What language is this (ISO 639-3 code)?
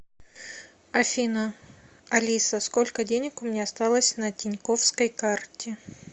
rus